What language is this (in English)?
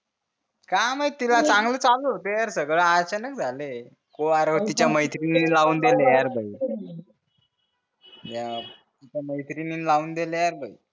Marathi